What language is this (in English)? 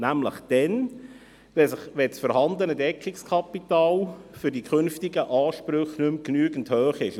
Swiss German